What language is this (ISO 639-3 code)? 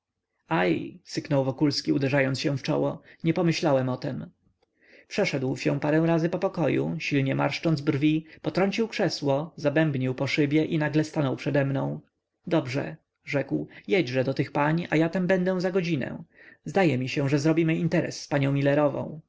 pol